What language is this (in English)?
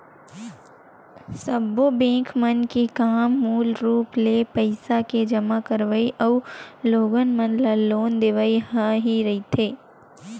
Chhattisgarhi